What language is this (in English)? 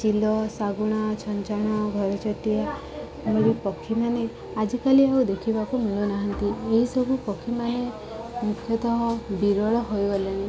Odia